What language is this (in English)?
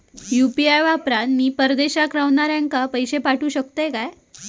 Marathi